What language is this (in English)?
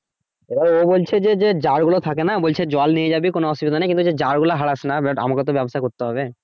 Bangla